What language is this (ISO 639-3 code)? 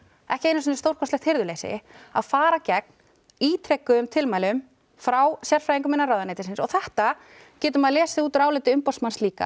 isl